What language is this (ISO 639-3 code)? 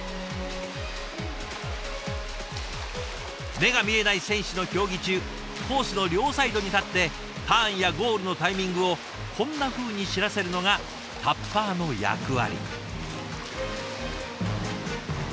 jpn